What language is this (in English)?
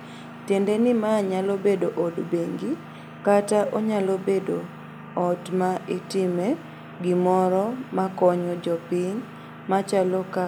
Luo (Kenya and Tanzania)